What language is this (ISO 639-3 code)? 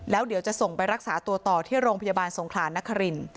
tha